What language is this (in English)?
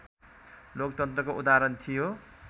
Nepali